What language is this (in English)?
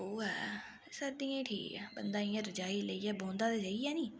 Dogri